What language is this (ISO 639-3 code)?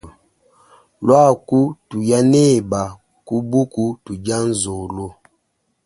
lua